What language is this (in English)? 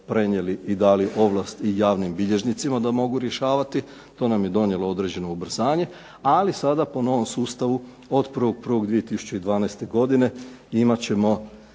Croatian